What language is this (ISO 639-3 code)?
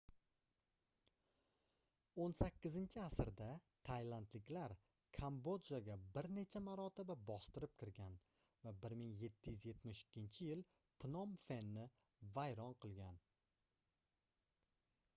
uzb